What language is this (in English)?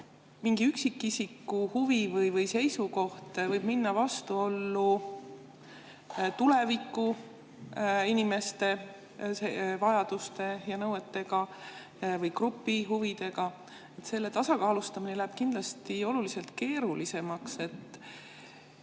Estonian